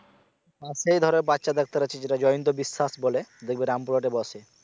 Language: Bangla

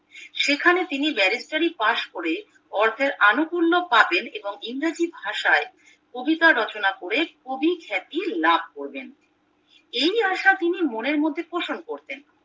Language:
Bangla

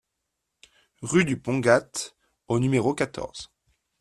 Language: French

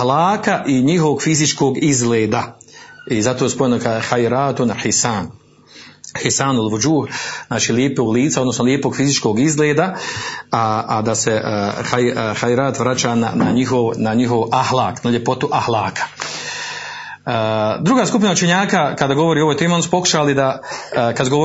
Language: Croatian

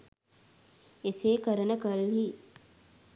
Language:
Sinhala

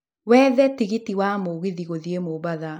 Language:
Kikuyu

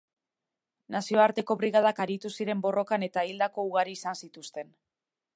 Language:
Basque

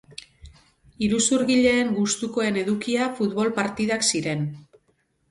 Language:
Basque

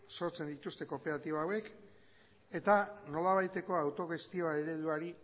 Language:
Basque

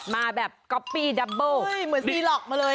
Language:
Thai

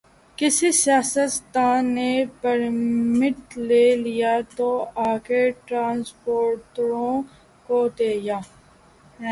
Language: Urdu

